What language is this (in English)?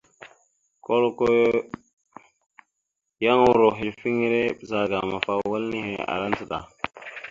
Mada (Cameroon)